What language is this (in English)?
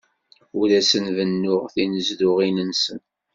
Kabyle